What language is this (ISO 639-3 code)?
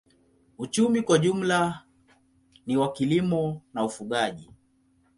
swa